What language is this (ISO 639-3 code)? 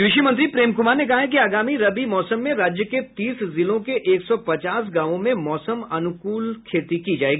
hin